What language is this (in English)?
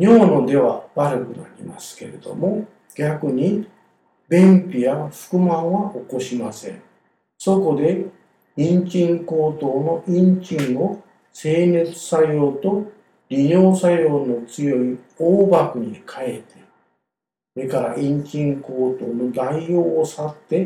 Japanese